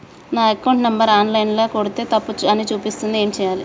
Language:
Telugu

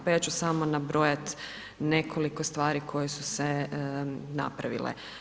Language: Croatian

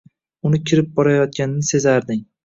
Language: Uzbek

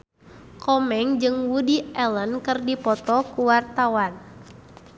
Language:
Sundanese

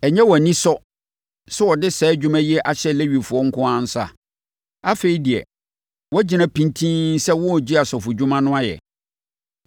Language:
Akan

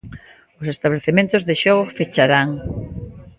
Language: Galician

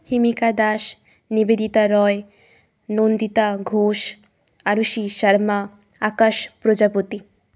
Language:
Bangla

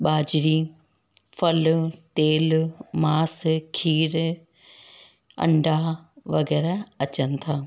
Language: Sindhi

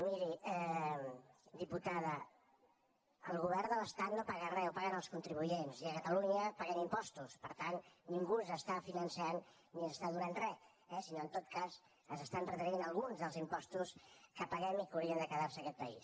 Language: Catalan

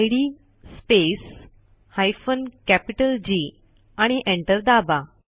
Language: Marathi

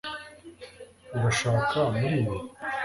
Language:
Kinyarwanda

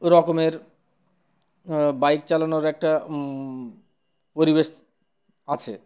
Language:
Bangla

